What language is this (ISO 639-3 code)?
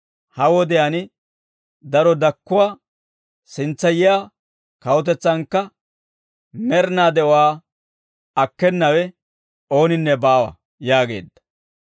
dwr